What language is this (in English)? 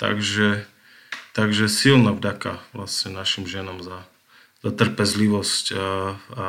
Slovak